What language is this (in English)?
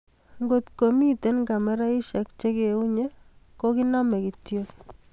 Kalenjin